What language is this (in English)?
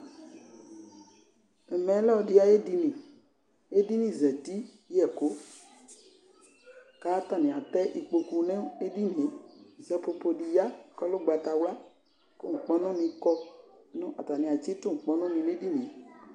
Ikposo